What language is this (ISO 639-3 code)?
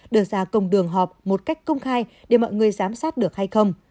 vie